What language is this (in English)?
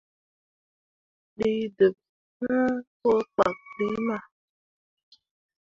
Mundang